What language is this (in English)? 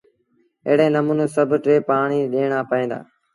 Sindhi Bhil